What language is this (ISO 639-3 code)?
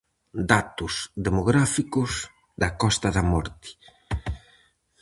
glg